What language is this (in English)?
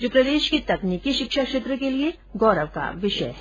Hindi